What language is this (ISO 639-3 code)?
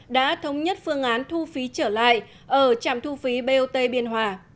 vie